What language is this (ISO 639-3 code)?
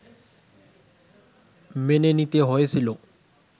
ben